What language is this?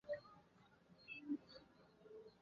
Chinese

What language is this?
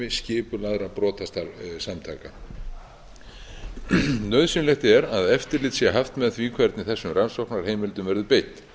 Icelandic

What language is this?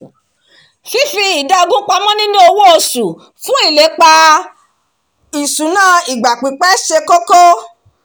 Yoruba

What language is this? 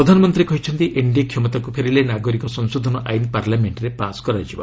Odia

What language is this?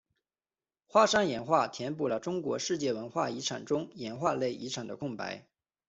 Chinese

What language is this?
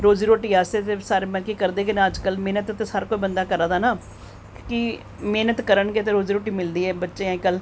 Dogri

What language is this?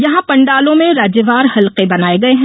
Hindi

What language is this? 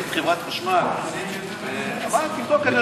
Hebrew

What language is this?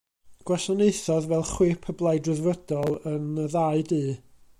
Welsh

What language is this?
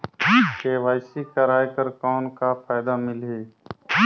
Chhattisgarhi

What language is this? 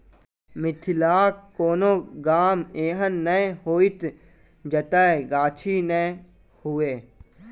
Maithili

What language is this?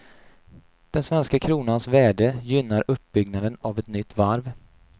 Swedish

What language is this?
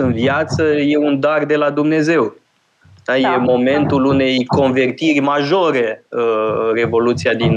Romanian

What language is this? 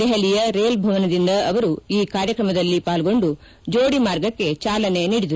Kannada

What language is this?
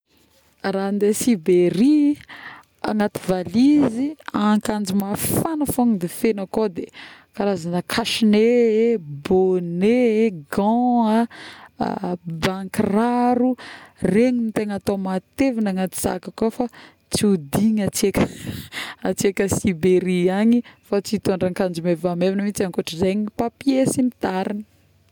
Northern Betsimisaraka Malagasy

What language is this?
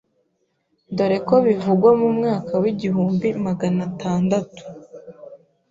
Kinyarwanda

